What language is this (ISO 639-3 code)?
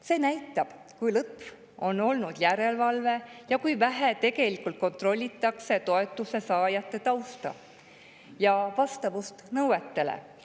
est